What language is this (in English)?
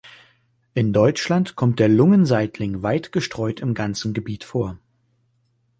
German